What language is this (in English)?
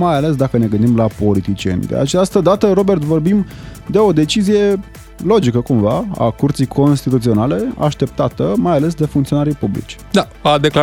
Romanian